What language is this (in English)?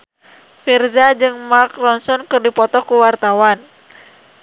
Sundanese